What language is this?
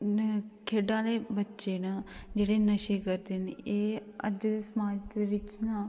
Dogri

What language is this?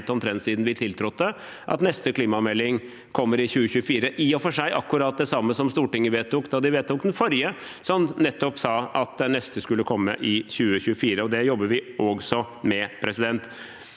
Norwegian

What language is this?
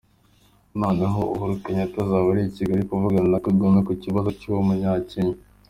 Kinyarwanda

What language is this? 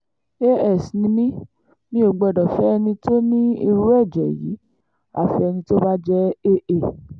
Yoruba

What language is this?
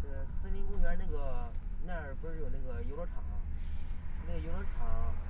Chinese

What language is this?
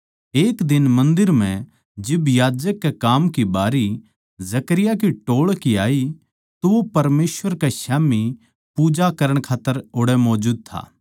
Haryanvi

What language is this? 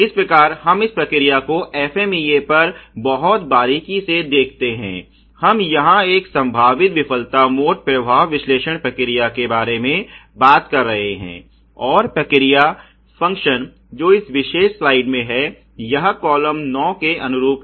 Hindi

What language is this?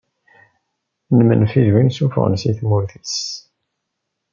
Kabyle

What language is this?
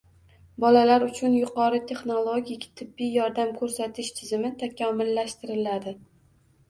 Uzbek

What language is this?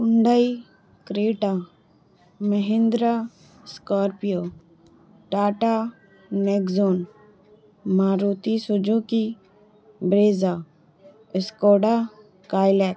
Urdu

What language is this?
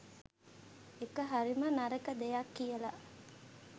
Sinhala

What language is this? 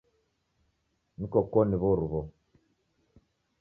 Taita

